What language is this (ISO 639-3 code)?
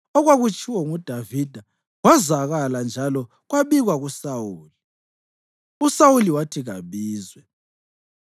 nde